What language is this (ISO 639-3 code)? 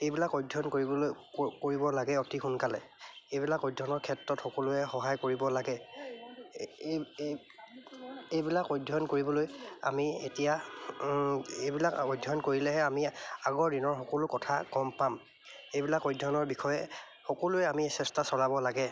asm